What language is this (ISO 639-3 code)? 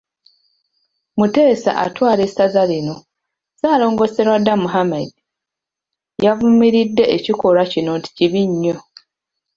lug